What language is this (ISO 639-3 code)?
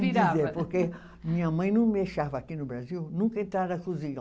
por